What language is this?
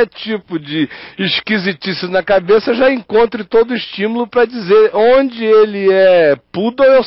Portuguese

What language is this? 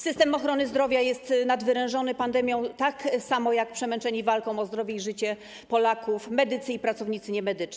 Polish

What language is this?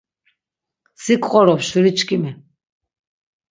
Laz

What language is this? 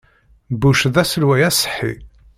Kabyle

